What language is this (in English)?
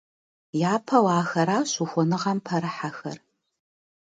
Kabardian